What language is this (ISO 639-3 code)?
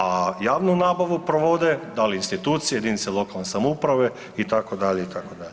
hrv